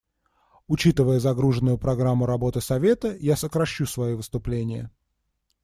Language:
Russian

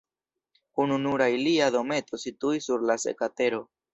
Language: Esperanto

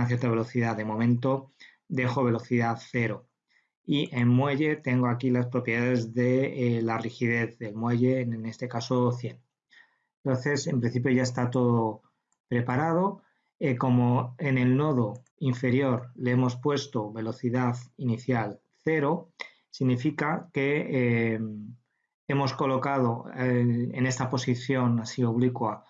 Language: Spanish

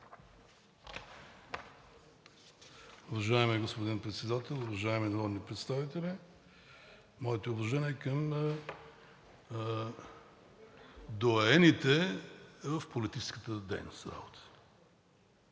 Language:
Bulgarian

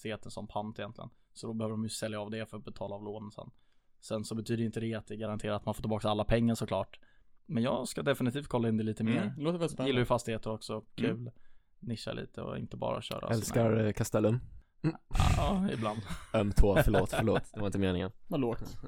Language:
Swedish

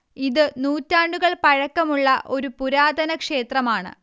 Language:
Malayalam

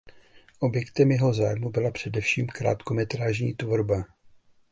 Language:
Czech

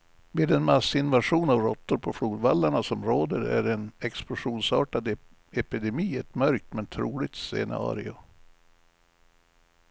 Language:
Swedish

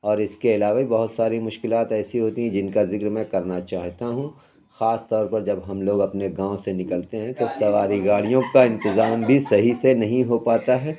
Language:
Urdu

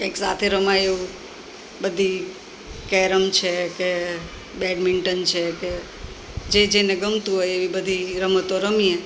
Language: Gujarati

